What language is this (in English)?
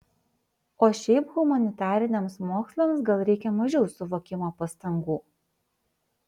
Lithuanian